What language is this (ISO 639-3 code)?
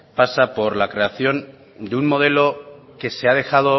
spa